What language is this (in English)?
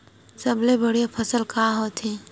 Chhattisgarhi